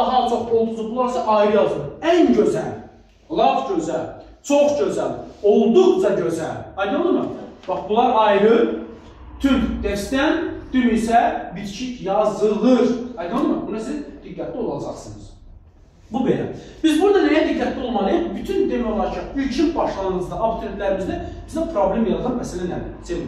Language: Turkish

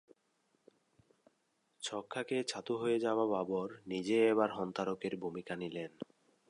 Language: Bangla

